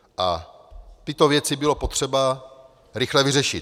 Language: Czech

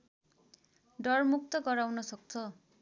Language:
Nepali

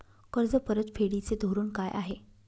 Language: Marathi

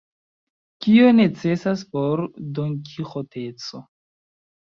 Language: Esperanto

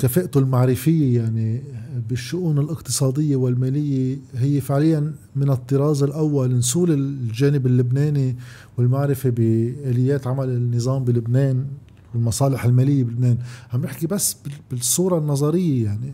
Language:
Arabic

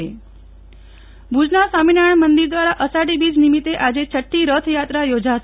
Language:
Gujarati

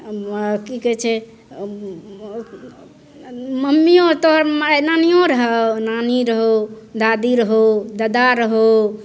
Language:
Maithili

